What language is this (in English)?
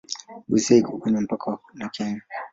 Swahili